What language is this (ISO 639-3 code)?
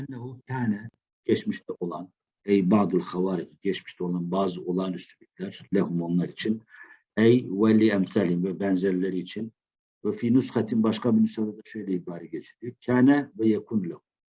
tur